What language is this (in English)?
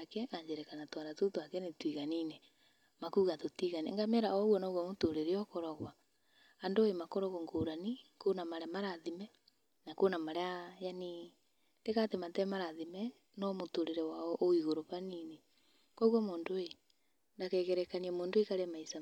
Kikuyu